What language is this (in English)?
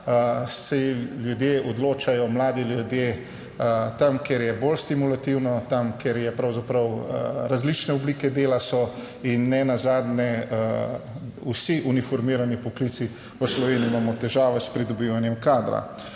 Slovenian